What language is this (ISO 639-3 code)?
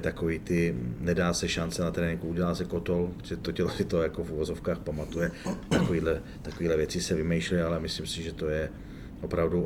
ces